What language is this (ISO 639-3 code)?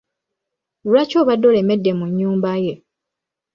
lug